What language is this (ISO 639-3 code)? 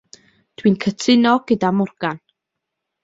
cym